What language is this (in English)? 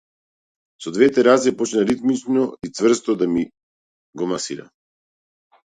Macedonian